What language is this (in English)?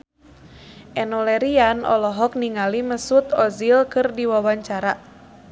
Sundanese